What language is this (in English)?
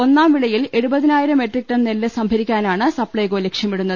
Malayalam